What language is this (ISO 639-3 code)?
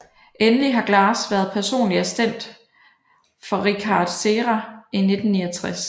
dan